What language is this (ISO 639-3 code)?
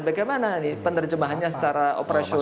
ind